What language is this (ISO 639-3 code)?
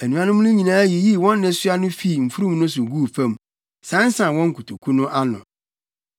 aka